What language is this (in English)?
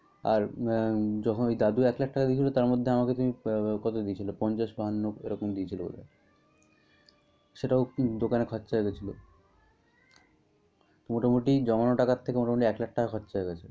Bangla